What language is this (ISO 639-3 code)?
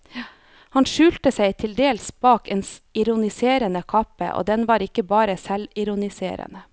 nor